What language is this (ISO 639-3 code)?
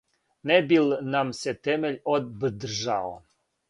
srp